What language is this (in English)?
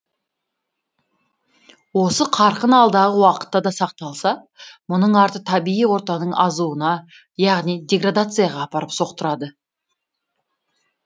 Kazakh